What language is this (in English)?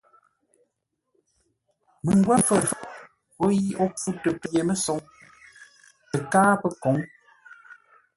Ngombale